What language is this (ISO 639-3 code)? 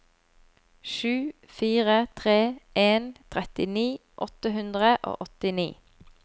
nor